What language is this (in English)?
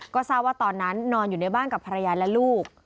Thai